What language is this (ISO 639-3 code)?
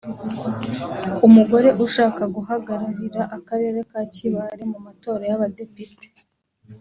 kin